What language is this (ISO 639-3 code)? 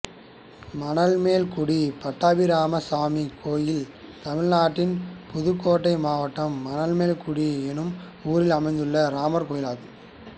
tam